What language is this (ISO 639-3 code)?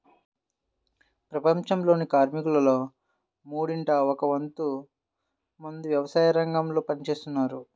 tel